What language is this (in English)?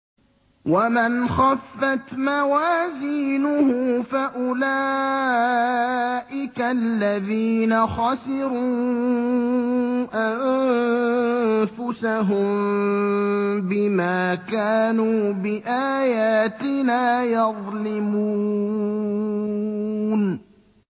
Arabic